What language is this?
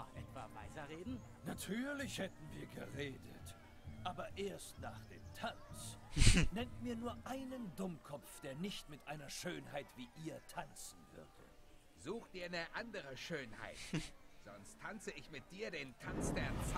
German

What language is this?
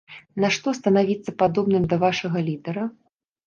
Belarusian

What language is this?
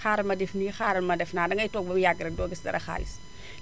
Wolof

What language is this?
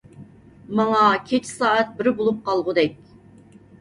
Uyghur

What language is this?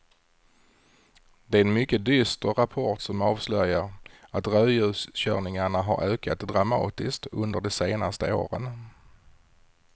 Swedish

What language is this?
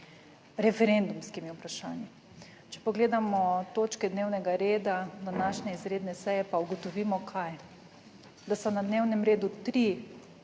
Slovenian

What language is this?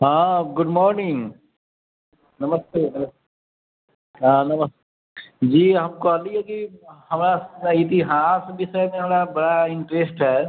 Maithili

